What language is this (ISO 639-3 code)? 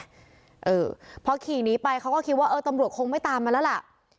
tha